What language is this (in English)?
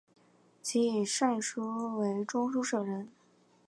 Chinese